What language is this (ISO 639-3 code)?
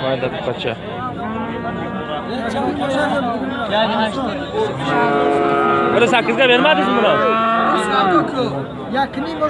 tur